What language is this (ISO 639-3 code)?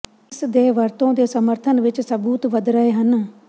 pan